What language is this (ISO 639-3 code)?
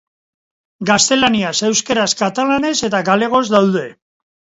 eus